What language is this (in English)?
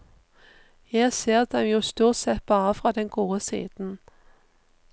Norwegian